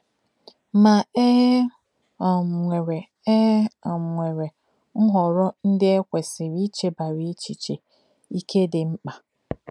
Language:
Igbo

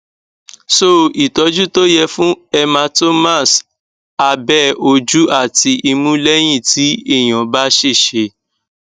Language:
Yoruba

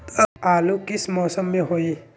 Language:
Magahi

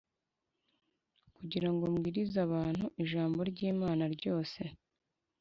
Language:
Kinyarwanda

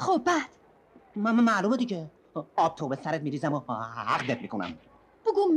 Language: Persian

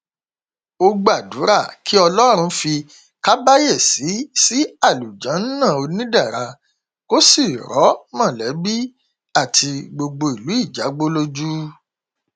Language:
Yoruba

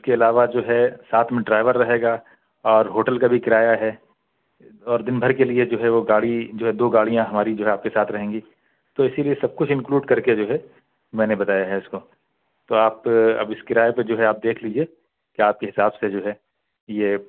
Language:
Urdu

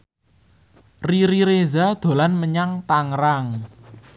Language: Javanese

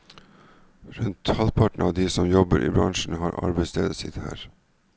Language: Norwegian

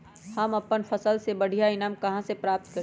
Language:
Magahi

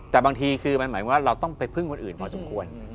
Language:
Thai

